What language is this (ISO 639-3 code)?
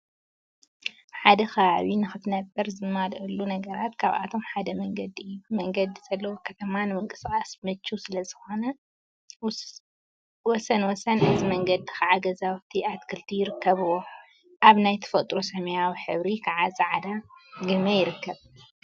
tir